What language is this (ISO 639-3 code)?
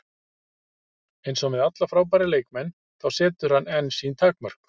isl